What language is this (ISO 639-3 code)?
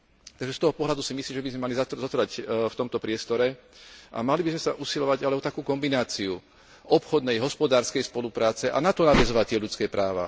slk